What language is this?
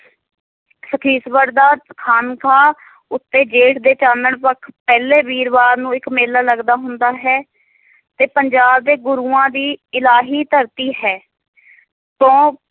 Punjabi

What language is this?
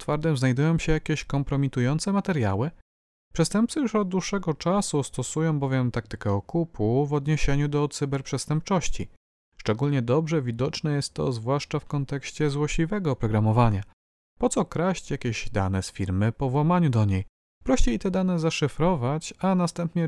Polish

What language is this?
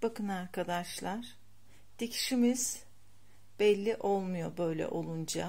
Turkish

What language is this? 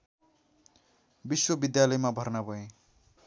Nepali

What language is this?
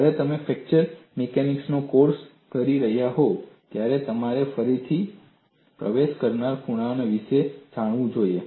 Gujarati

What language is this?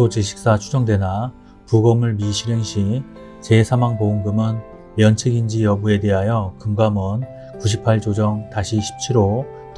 Korean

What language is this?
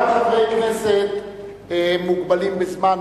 Hebrew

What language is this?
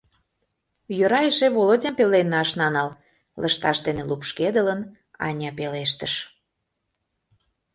Mari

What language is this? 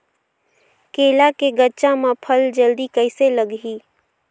Chhattisgarhi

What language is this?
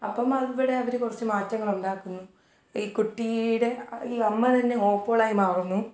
Malayalam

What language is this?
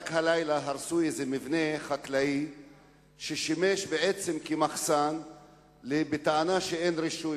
Hebrew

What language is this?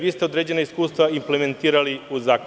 Serbian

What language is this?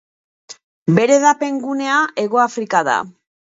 Basque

